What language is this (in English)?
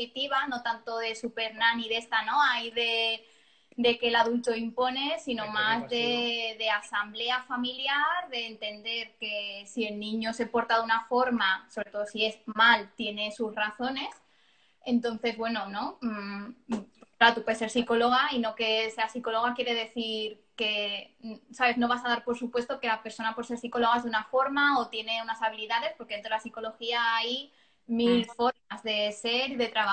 Spanish